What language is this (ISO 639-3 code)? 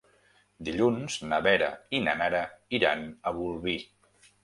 cat